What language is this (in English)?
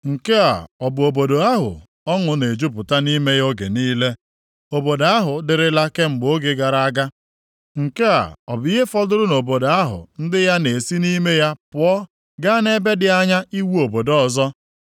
Igbo